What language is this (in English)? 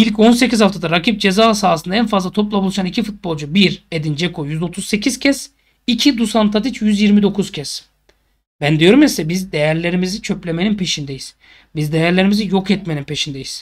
Turkish